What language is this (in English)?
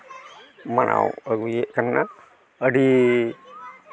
Santali